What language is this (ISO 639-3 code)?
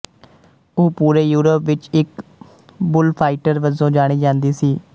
pan